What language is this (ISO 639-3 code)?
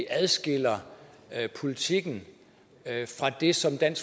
dan